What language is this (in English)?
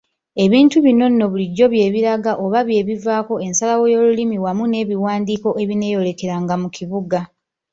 Ganda